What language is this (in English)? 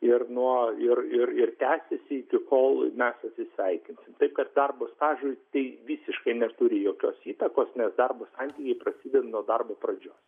Lithuanian